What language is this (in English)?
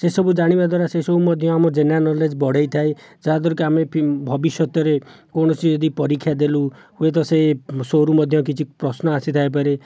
Odia